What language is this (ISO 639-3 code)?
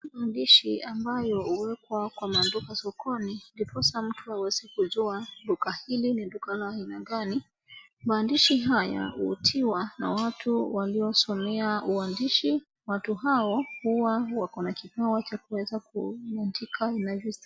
swa